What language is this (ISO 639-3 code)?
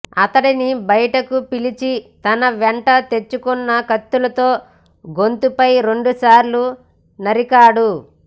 tel